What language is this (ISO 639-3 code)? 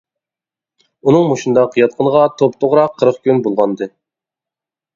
uig